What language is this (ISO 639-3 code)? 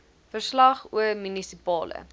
afr